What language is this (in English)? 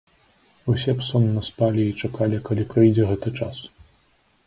Belarusian